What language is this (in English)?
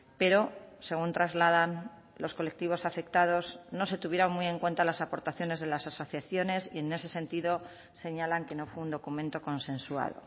Spanish